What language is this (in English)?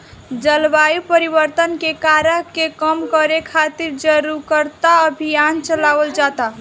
Bhojpuri